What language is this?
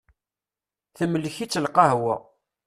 Kabyle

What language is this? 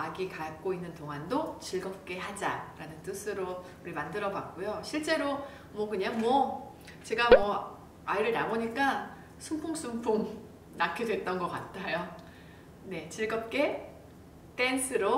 Korean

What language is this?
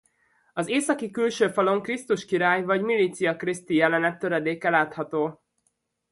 Hungarian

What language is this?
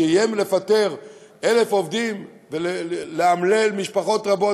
Hebrew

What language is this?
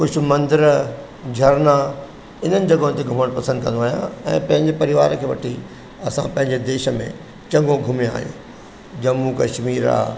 Sindhi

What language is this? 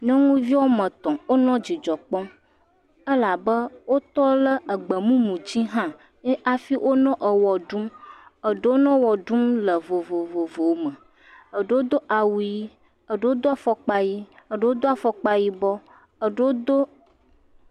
Ewe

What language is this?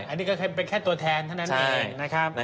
Thai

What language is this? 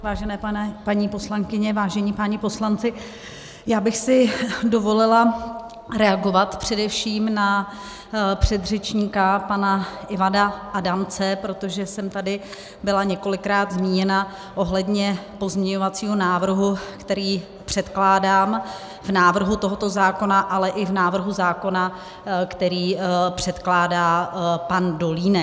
Czech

